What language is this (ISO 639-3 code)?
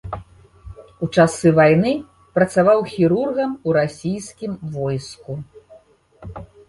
bel